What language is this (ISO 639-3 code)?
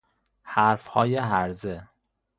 fas